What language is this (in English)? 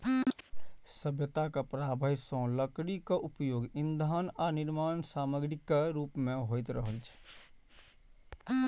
Maithili